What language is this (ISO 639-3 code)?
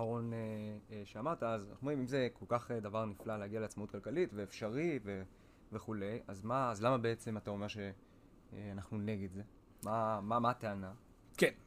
heb